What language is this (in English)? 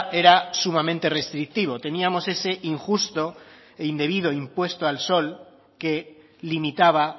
Spanish